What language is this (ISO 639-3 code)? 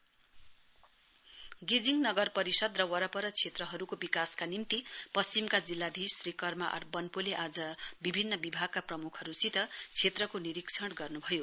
nep